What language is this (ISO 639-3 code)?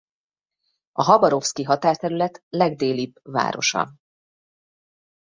hun